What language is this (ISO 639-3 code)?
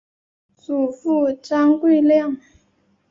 zho